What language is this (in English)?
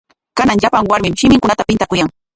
Corongo Ancash Quechua